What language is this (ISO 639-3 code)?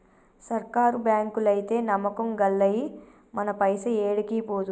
tel